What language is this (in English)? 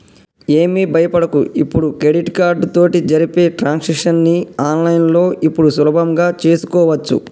Telugu